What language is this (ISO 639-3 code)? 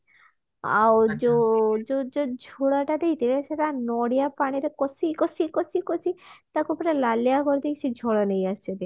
ori